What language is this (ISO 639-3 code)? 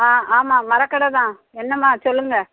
tam